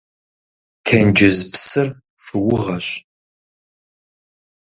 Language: Kabardian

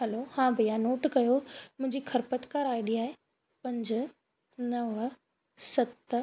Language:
Sindhi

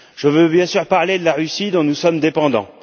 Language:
French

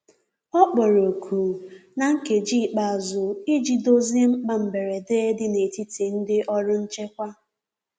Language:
Igbo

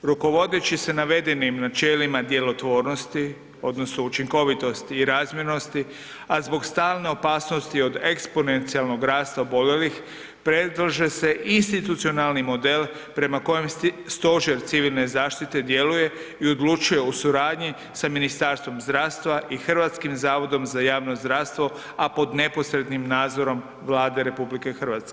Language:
Croatian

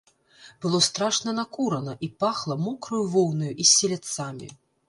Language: Belarusian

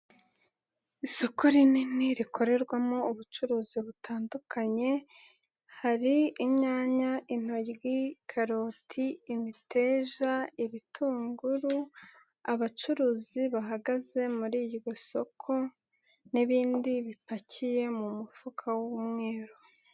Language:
Kinyarwanda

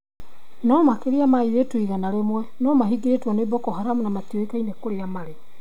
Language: Kikuyu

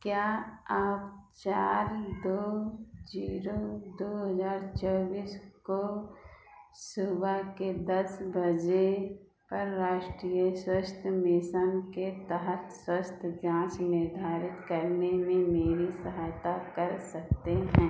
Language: Hindi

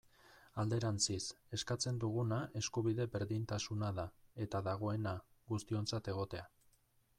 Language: Basque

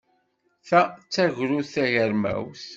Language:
Kabyle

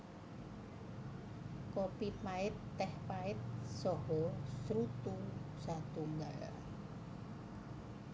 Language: Javanese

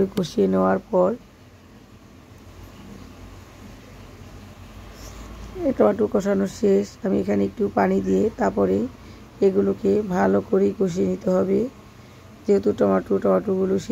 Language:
Arabic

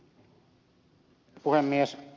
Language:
Finnish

